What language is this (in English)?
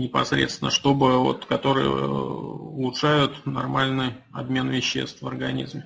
Russian